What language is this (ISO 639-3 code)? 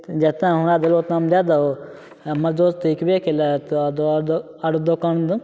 mai